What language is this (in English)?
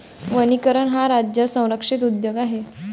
Marathi